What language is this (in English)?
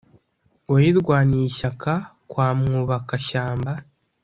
Kinyarwanda